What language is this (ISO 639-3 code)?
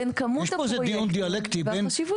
heb